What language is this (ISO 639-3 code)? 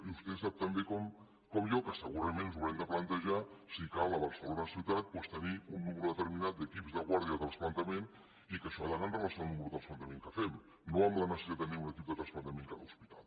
cat